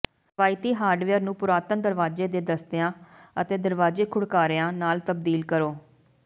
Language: Punjabi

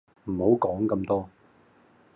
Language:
Cantonese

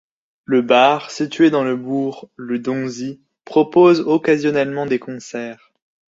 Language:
French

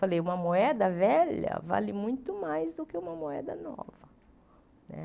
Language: Portuguese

